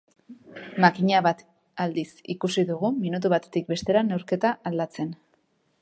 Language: Basque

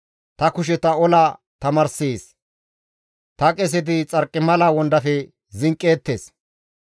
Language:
Gamo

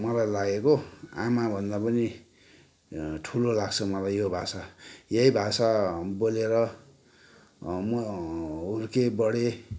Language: Nepali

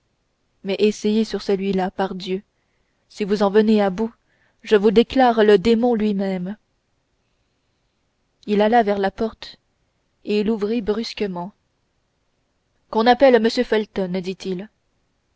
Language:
French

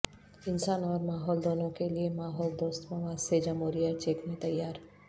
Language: Urdu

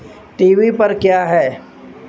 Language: Urdu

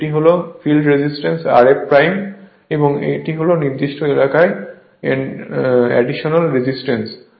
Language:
Bangla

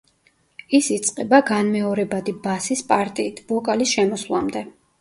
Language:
Georgian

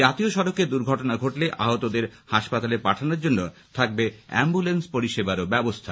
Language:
Bangla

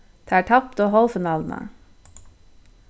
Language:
Faroese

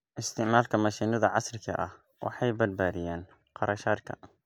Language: Somali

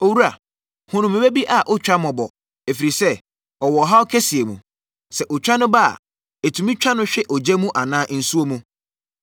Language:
Akan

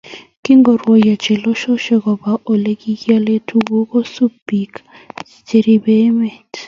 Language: Kalenjin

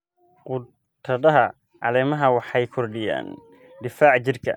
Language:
Somali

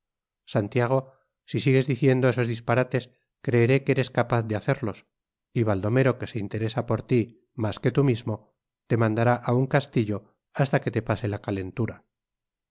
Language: Spanish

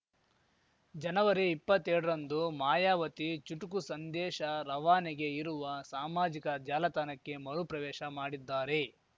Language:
Kannada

